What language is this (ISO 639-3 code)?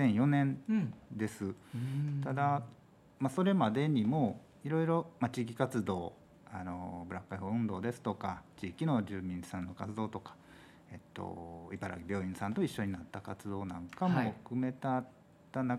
jpn